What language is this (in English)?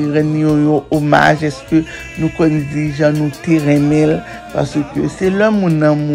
French